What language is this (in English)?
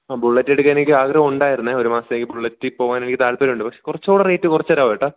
Malayalam